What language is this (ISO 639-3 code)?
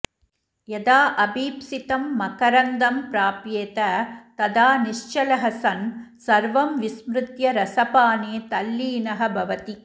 san